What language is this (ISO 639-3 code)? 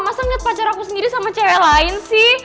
ind